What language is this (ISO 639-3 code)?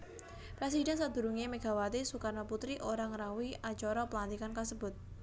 jav